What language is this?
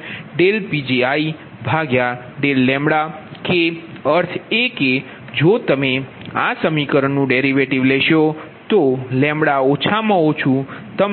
Gujarati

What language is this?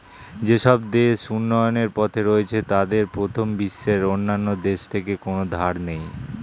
Bangla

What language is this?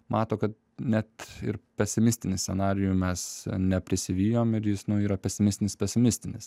Lithuanian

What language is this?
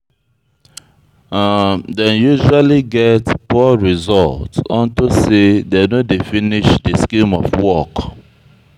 Nigerian Pidgin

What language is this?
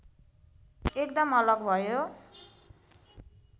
Nepali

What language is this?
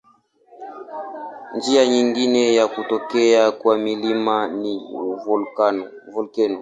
Swahili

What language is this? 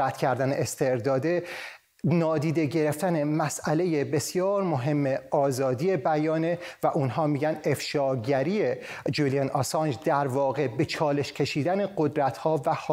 Persian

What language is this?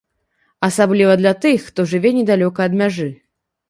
Belarusian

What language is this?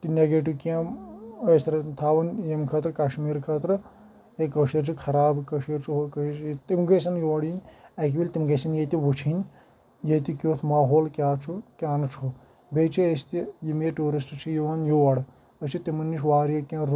Kashmiri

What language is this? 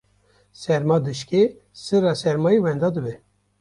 Kurdish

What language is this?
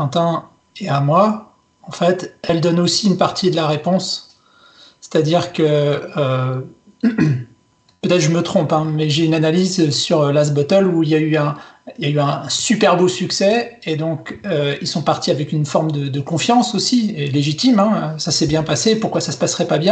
French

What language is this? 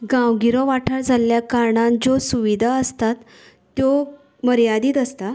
Konkani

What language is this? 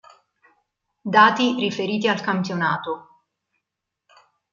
Italian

